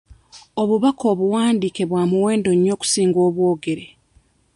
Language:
Ganda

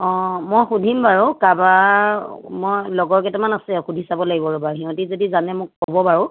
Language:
Assamese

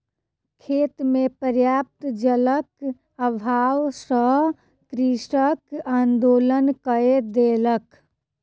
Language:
Maithili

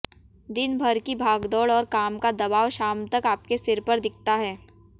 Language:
Hindi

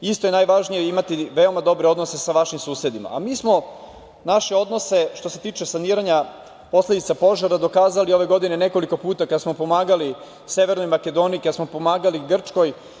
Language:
Serbian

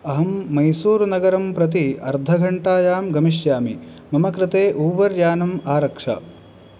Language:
Sanskrit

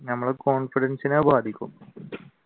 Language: Malayalam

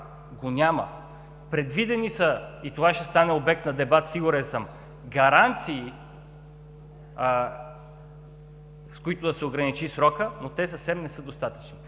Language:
Bulgarian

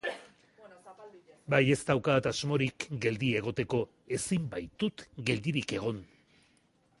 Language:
Basque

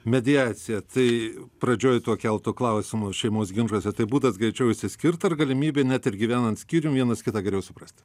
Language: Lithuanian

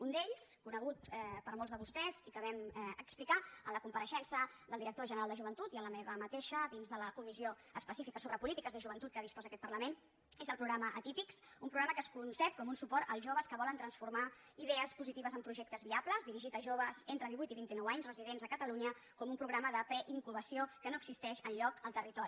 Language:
Catalan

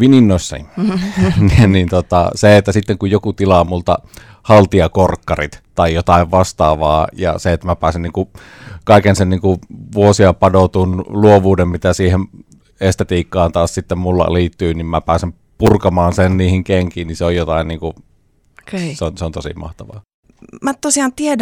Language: Finnish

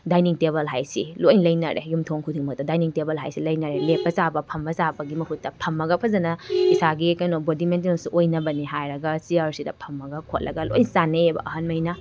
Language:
Manipuri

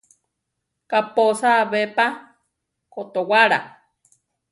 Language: Central Tarahumara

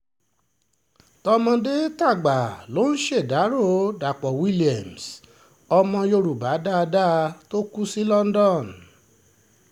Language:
Yoruba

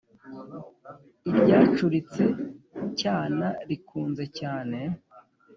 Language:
Kinyarwanda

